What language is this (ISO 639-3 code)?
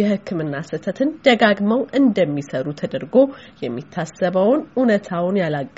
amh